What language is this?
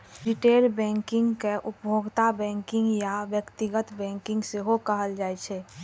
Maithili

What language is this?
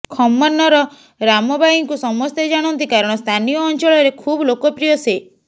Odia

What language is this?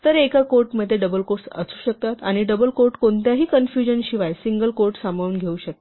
Marathi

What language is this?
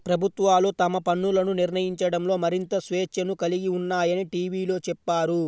Telugu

